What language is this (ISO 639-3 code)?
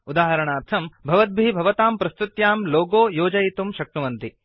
san